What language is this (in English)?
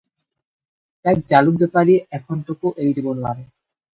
Assamese